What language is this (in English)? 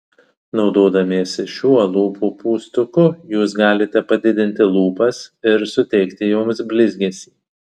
Lithuanian